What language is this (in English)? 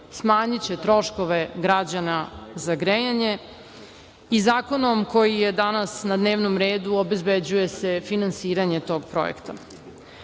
Serbian